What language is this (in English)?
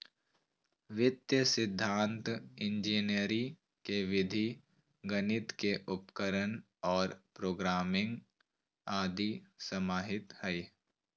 Magahi